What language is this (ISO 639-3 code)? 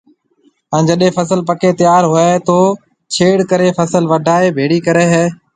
mve